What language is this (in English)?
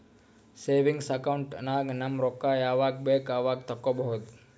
Kannada